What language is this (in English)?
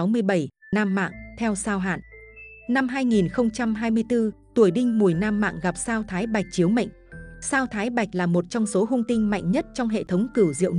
Vietnamese